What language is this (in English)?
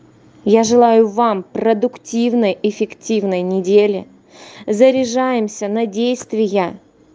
Russian